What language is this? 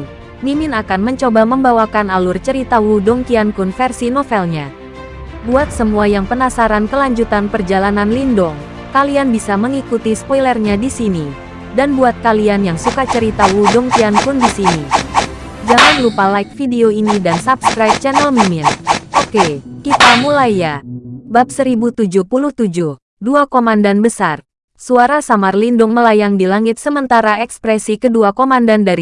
Indonesian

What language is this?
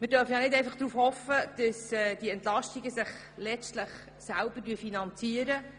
Swiss German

